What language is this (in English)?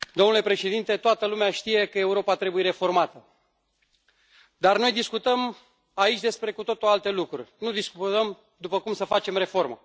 Romanian